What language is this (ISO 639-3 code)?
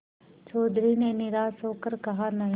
hin